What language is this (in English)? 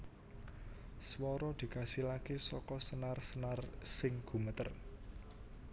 Javanese